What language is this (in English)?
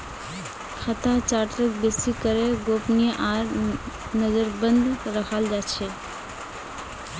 Magahi